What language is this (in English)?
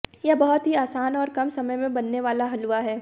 Hindi